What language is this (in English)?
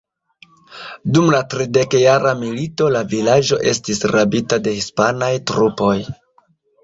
Esperanto